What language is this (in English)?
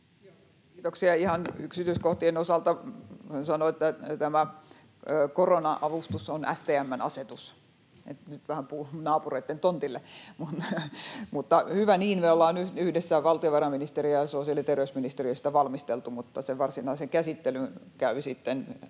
Finnish